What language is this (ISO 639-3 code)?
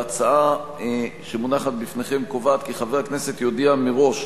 heb